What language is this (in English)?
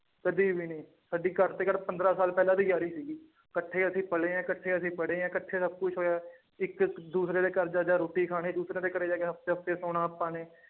Punjabi